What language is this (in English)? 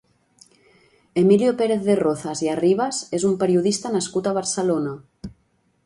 Catalan